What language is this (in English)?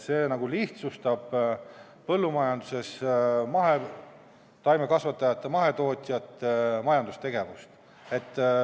Estonian